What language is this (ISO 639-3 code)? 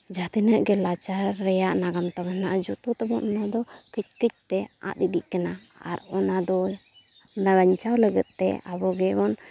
sat